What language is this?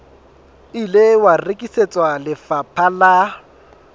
Southern Sotho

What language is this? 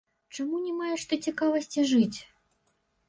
Belarusian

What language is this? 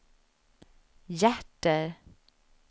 Swedish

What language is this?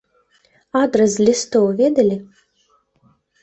Belarusian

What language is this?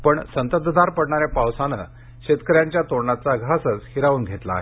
Marathi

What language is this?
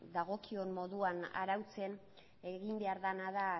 Basque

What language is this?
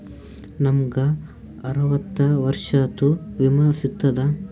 Kannada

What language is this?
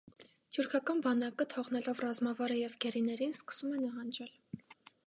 Armenian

